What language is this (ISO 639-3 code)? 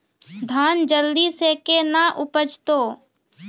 mai